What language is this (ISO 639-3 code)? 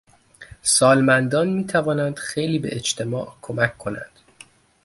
fas